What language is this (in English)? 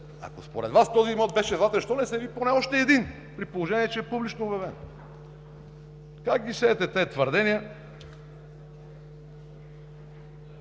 Bulgarian